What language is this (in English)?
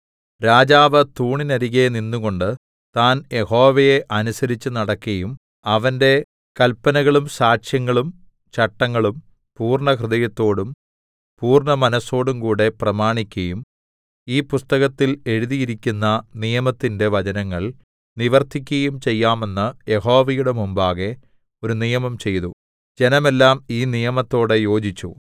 Malayalam